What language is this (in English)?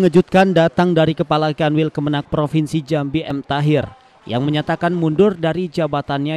Indonesian